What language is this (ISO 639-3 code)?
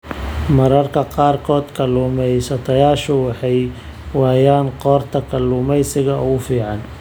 som